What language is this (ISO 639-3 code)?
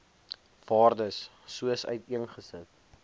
afr